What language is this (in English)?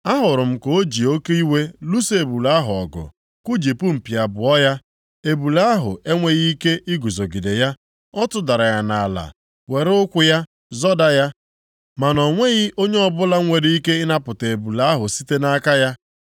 Igbo